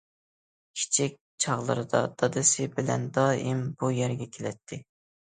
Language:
Uyghur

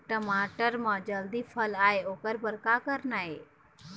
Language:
Chhattisgarhi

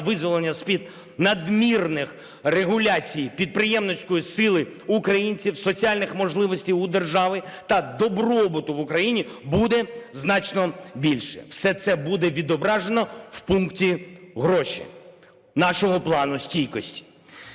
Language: Ukrainian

